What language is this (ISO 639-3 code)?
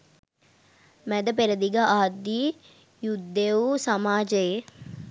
sin